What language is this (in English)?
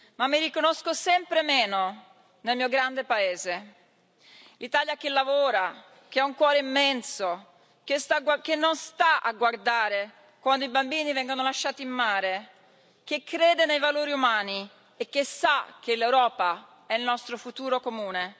Italian